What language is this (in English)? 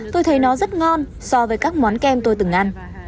Vietnamese